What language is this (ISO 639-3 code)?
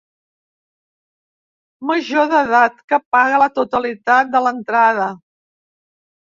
cat